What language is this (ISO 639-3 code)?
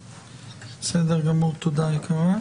heb